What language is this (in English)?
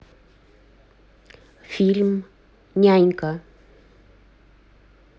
Russian